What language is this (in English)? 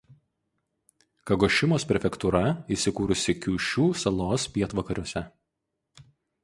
Lithuanian